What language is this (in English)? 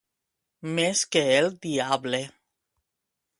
Catalan